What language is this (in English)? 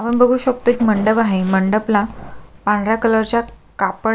Marathi